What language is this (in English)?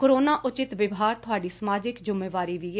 Punjabi